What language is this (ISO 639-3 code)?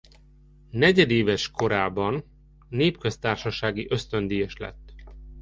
hun